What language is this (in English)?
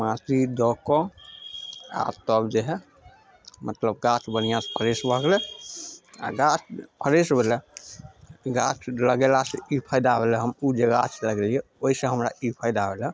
Maithili